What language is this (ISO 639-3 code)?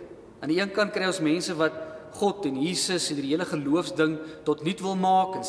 nld